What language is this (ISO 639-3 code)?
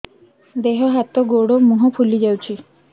ori